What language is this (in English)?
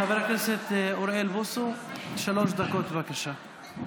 Hebrew